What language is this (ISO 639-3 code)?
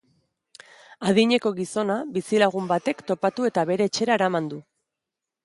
eus